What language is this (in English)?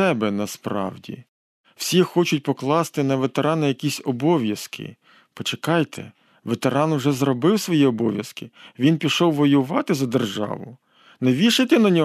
Ukrainian